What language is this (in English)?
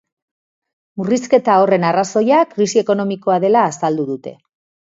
Basque